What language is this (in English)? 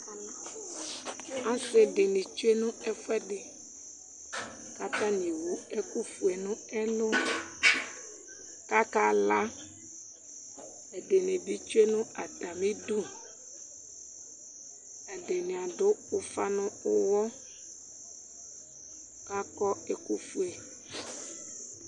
Ikposo